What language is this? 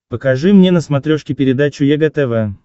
Russian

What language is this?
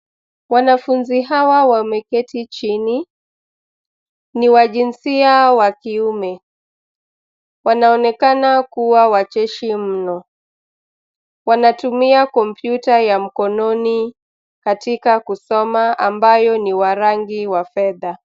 Swahili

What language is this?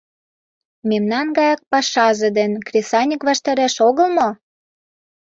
Mari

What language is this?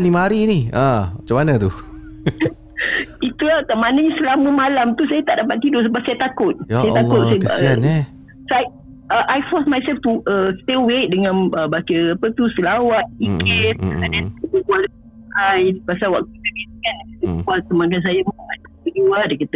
Malay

